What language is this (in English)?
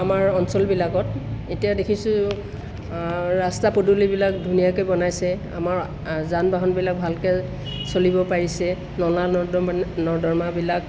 Assamese